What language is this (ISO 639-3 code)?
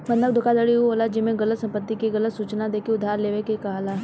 bho